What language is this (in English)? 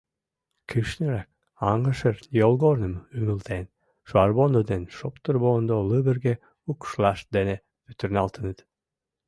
Mari